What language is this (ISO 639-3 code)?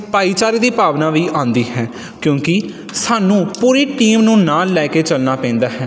pan